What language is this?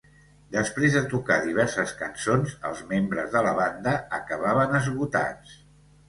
Catalan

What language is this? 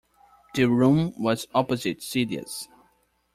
English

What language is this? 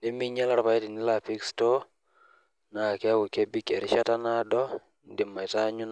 Masai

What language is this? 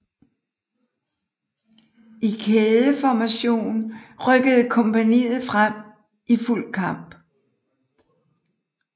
Danish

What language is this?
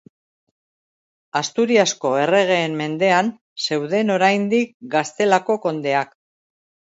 Basque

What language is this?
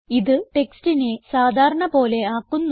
Malayalam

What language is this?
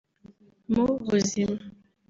Kinyarwanda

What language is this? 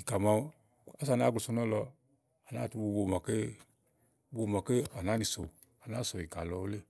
Igo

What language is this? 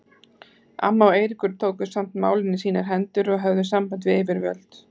Icelandic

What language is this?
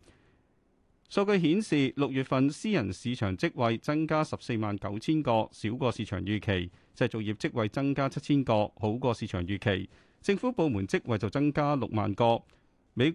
Chinese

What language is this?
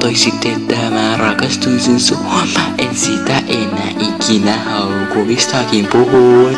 Finnish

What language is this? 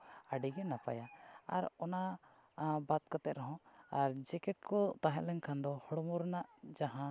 Santali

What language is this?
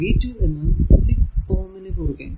Malayalam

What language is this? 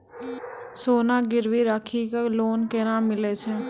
Maithili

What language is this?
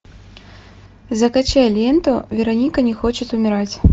Russian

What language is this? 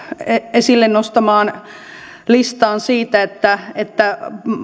Finnish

